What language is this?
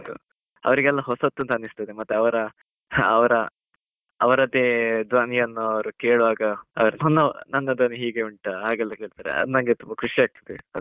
Kannada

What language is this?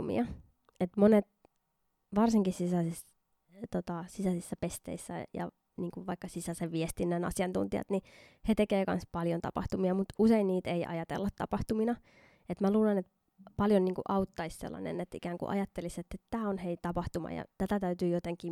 Finnish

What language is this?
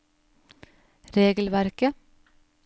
Norwegian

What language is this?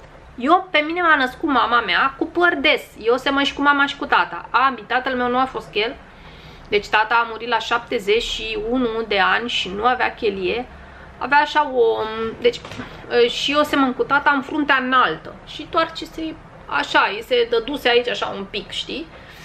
Romanian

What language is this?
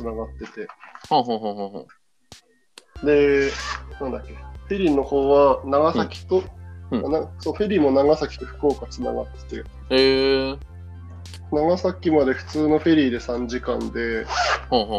Japanese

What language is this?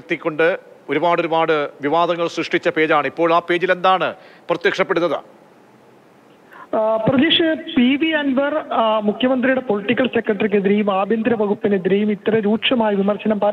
Malayalam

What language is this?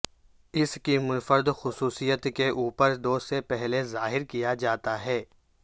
Urdu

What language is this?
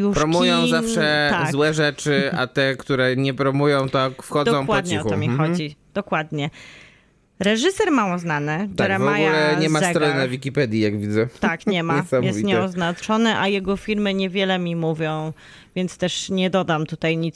Polish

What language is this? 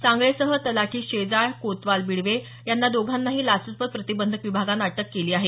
Marathi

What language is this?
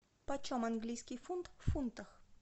Russian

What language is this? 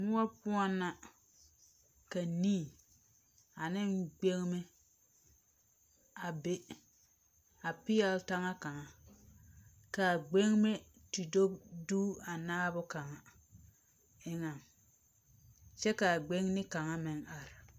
Southern Dagaare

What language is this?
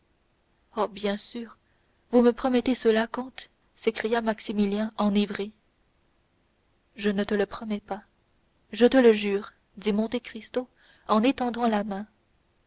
French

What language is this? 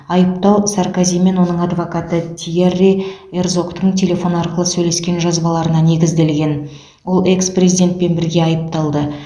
Kazakh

